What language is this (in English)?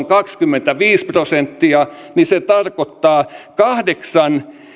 Finnish